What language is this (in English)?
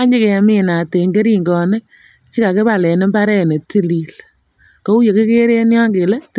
Kalenjin